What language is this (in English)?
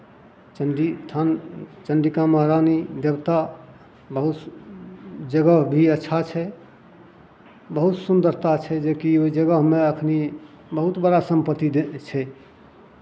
Maithili